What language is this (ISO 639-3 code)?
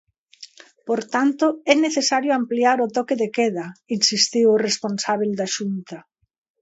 glg